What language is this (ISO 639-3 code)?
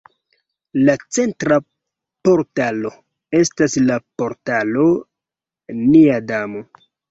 epo